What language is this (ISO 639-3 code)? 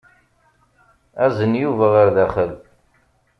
kab